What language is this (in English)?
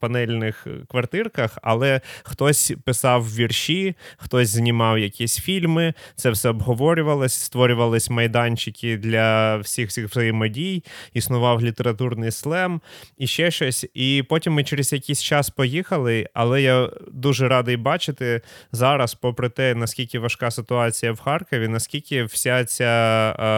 Ukrainian